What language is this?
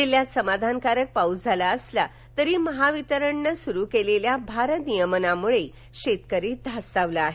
Marathi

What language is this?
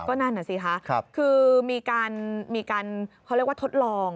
Thai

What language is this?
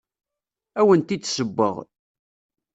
Kabyle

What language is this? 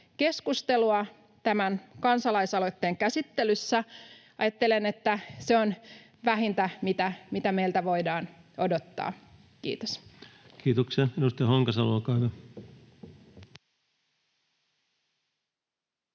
Finnish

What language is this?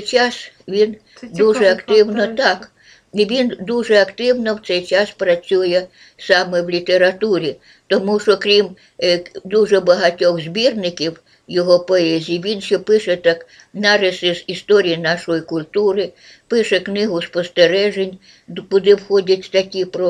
Ukrainian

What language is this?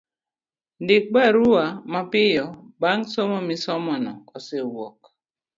Luo (Kenya and Tanzania)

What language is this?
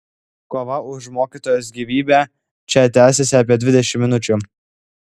Lithuanian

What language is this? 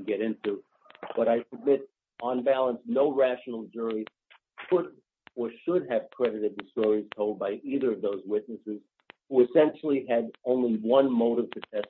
English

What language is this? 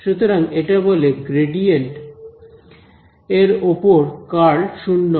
Bangla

